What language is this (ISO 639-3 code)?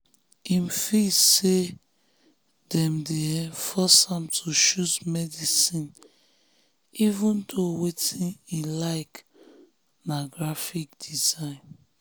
pcm